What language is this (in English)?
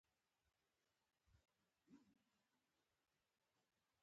Pashto